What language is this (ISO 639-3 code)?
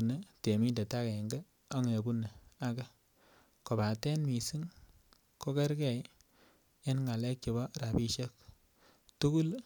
kln